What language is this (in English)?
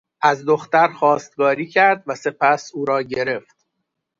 Persian